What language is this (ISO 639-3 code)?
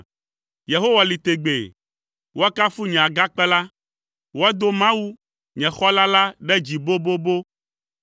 ewe